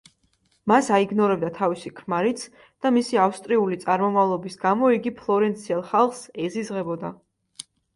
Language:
Georgian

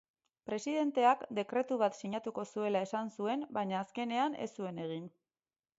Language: Basque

